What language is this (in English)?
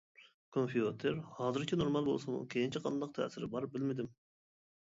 Uyghur